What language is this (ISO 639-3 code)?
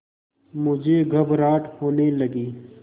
hin